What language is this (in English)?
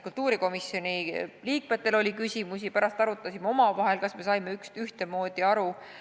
Estonian